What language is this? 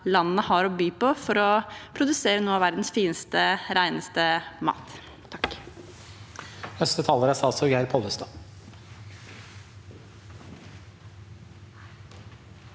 Norwegian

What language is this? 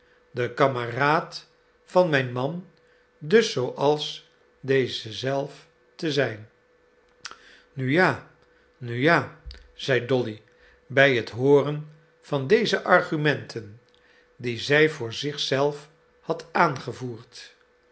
Dutch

